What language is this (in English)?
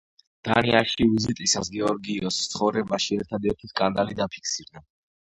Georgian